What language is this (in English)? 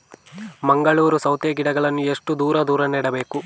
Kannada